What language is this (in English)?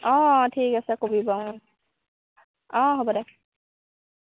Assamese